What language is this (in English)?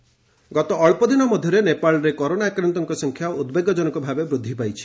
Odia